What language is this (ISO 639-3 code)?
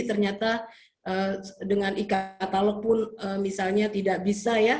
ind